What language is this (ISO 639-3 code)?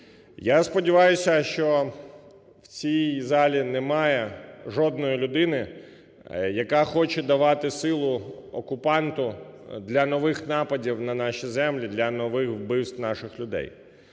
ukr